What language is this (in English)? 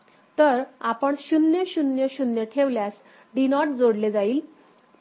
Marathi